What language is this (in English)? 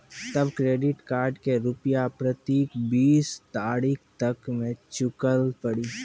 Maithili